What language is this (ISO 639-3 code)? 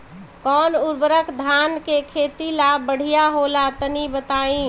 bho